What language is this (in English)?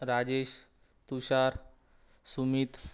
Marathi